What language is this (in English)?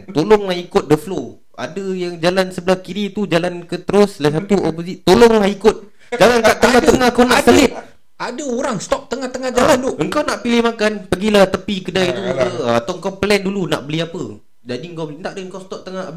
Malay